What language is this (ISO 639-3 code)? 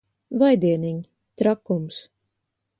lav